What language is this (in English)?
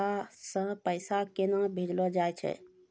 Maithili